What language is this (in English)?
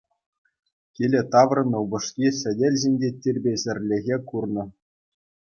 Chuvash